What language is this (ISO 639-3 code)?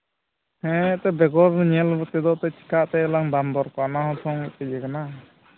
sat